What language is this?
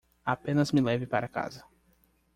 Portuguese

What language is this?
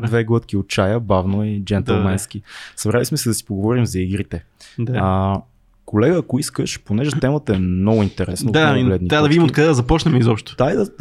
Bulgarian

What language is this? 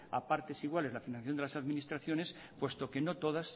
Spanish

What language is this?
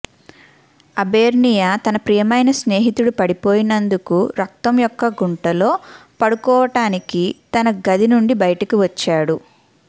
Telugu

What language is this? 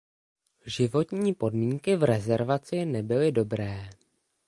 Czech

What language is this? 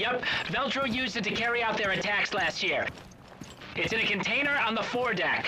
Finnish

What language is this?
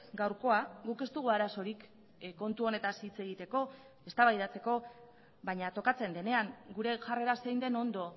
Basque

